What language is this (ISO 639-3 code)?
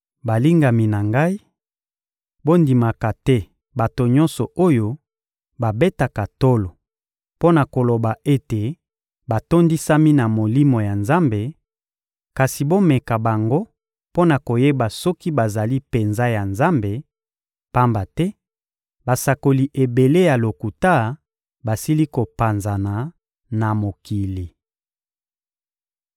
lin